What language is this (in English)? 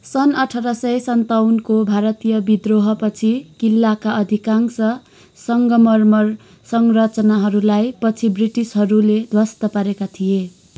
Nepali